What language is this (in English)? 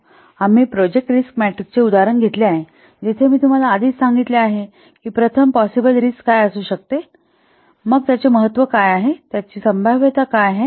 Marathi